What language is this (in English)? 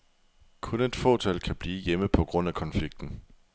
Danish